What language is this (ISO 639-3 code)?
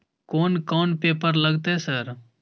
mai